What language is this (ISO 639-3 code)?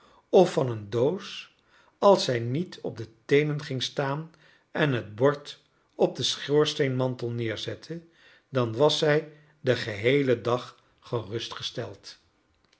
nld